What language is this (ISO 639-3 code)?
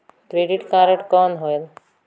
hne